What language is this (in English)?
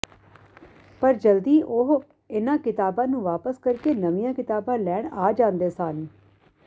Punjabi